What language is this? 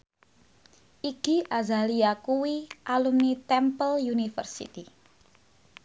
Javanese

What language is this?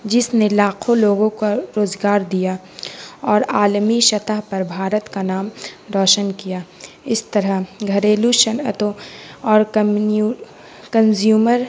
Urdu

